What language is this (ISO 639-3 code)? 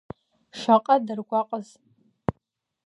abk